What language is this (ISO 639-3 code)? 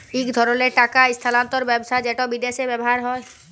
ben